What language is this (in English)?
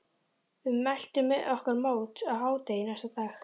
Icelandic